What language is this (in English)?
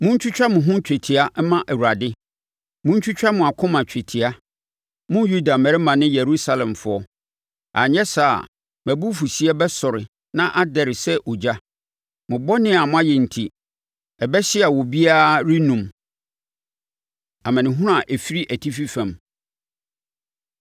Akan